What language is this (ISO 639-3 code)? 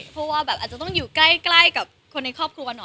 tha